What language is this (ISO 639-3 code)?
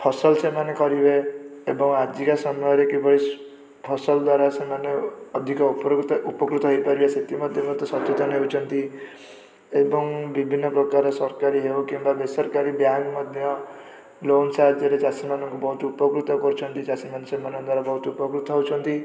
ori